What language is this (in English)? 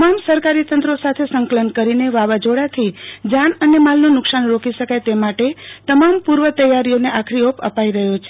Gujarati